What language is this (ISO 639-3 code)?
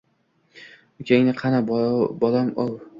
uzb